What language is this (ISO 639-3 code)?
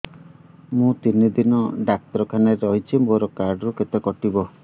ori